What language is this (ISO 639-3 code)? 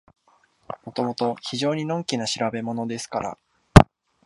jpn